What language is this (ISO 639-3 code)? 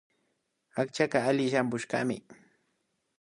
qvi